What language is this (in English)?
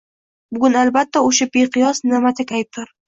Uzbek